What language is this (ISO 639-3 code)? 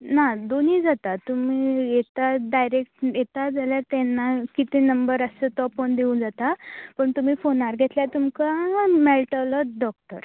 kok